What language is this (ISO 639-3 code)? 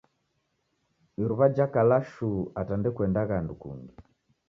dav